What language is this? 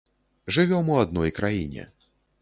Belarusian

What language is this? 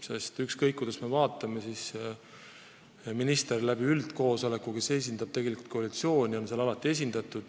Estonian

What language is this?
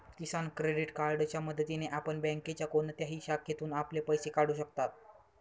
Marathi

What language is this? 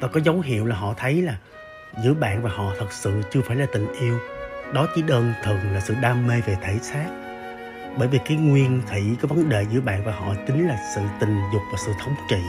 Vietnamese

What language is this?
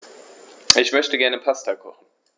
German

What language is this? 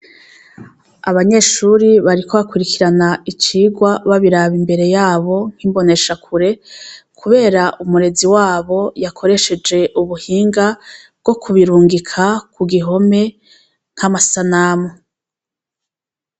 Rundi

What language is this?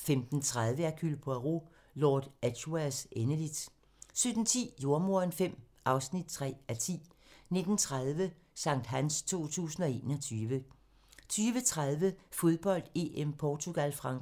Danish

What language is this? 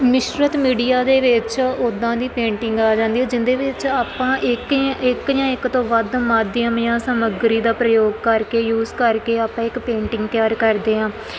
Punjabi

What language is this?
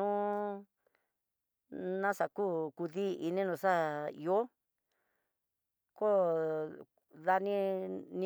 Tidaá Mixtec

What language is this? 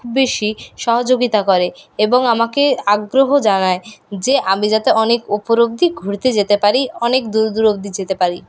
Bangla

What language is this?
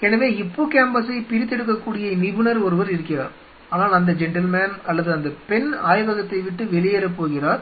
Tamil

